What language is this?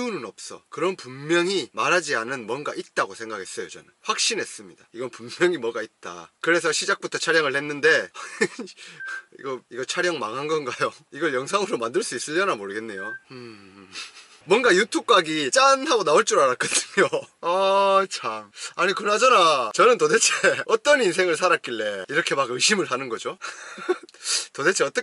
Korean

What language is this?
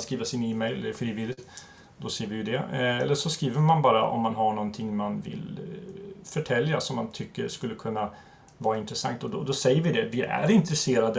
Swedish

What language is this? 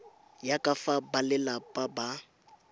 Tswana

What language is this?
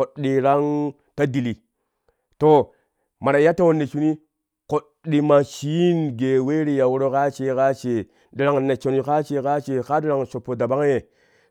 Kushi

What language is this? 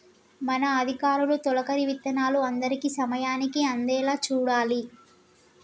Telugu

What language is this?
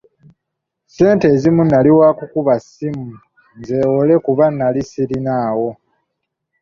Ganda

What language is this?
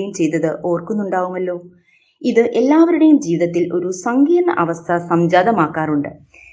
Malayalam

